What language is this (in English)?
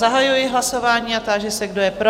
Czech